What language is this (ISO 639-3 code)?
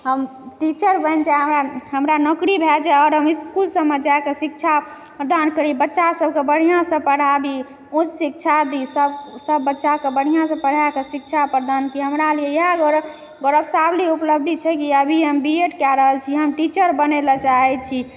mai